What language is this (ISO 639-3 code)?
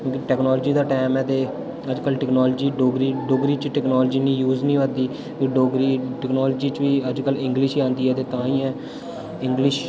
doi